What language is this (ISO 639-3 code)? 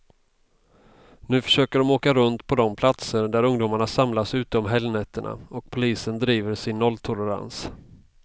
swe